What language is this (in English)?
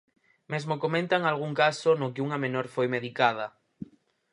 Galician